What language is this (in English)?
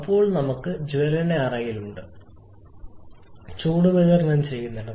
Malayalam